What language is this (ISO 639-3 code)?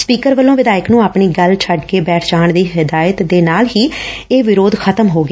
pan